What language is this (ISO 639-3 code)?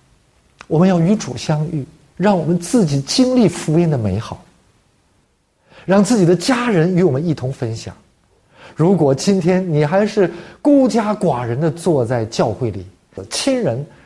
zho